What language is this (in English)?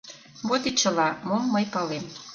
Mari